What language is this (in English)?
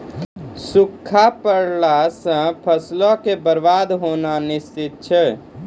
Maithili